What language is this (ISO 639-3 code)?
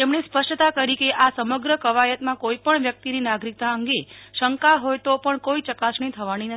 guj